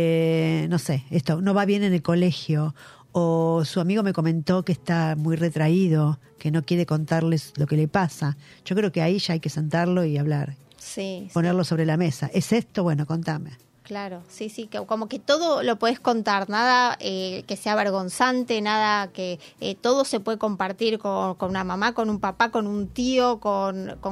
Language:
Spanish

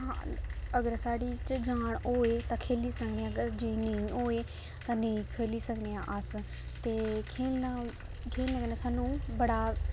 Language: Dogri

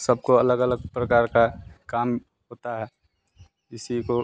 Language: Hindi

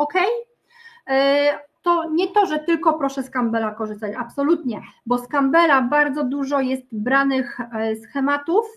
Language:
Polish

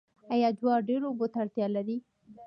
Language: Pashto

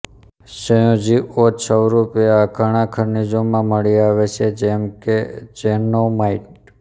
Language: Gujarati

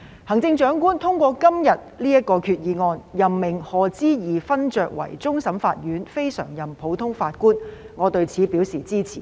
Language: Cantonese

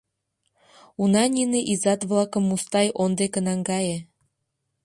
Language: Mari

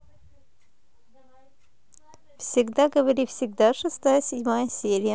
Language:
Russian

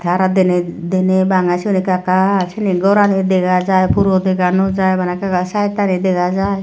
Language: Chakma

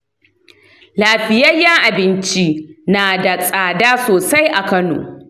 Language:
Hausa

